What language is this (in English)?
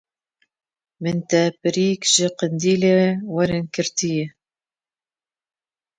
Kurdish